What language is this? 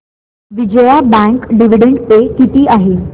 Marathi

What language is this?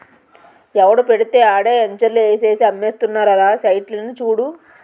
Telugu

